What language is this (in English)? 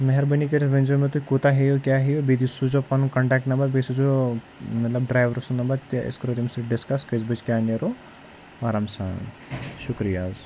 Kashmiri